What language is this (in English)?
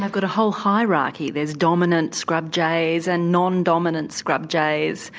English